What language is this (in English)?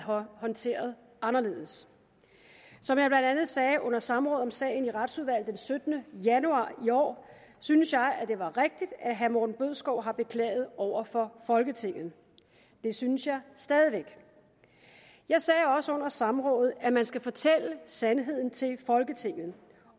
Danish